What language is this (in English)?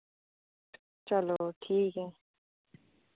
Dogri